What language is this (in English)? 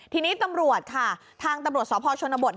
Thai